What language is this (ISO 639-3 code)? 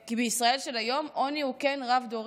heb